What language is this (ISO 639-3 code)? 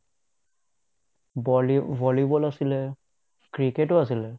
asm